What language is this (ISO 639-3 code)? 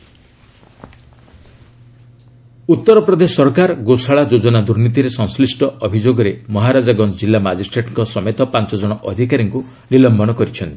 ori